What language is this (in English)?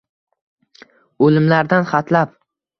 Uzbek